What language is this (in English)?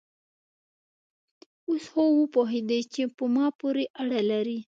Pashto